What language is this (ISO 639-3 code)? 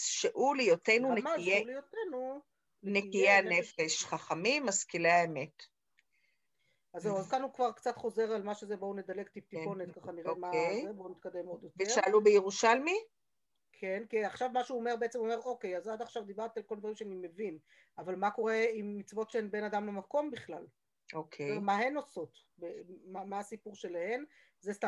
heb